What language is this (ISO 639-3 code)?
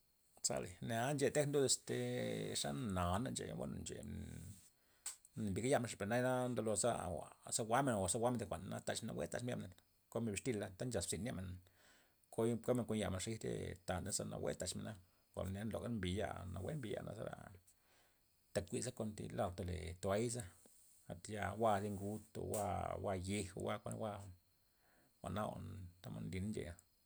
ztp